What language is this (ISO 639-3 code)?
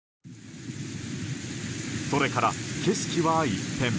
jpn